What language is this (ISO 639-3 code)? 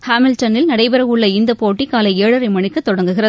tam